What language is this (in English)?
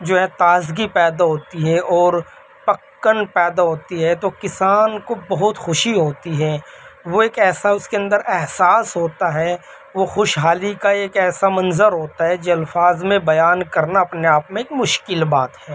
Urdu